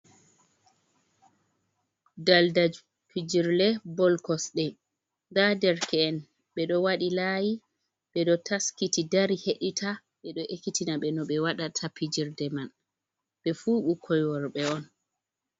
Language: Fula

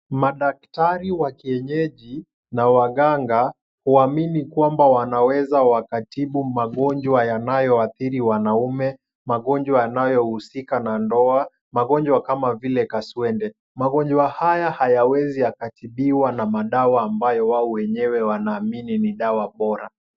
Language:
Swahili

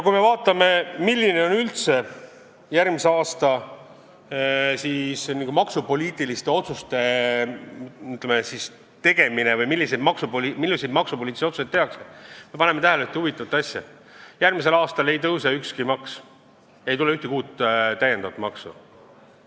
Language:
Estonian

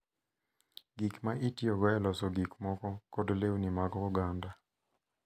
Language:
Luo (Kenya and Tanzania)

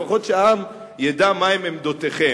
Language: Hebrew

